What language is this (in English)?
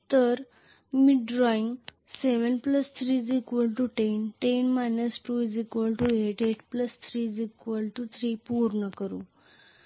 Marathi